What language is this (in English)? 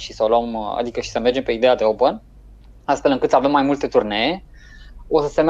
Romanian